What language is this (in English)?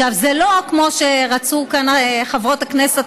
Hebrew